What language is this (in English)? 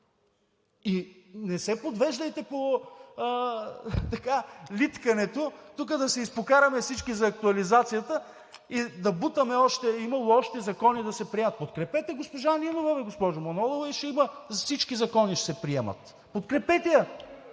Bulgarian